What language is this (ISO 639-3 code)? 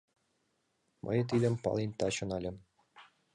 chm